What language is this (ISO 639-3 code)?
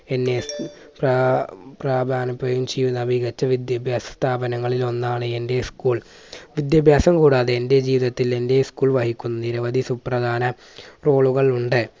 mal